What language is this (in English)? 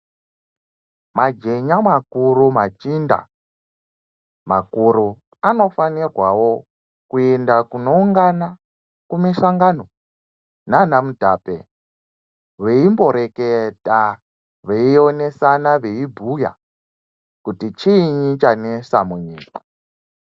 Ndau